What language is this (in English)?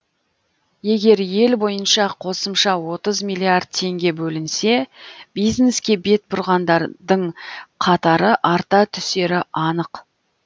Kazakh